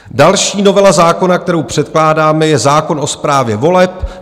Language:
Czech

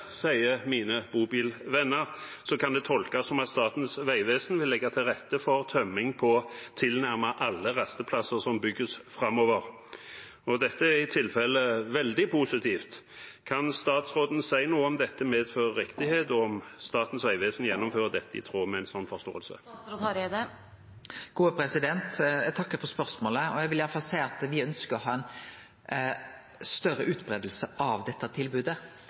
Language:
Norwegian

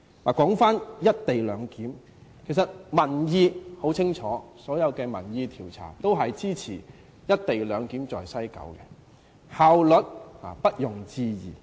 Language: Cantonese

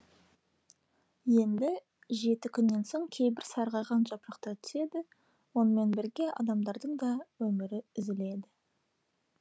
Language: Kazakh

